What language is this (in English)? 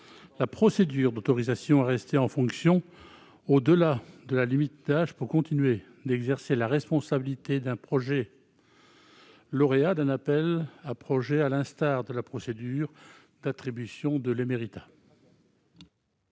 French